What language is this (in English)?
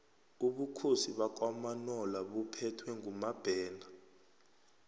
South Ndebele